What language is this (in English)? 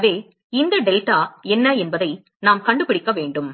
Tamil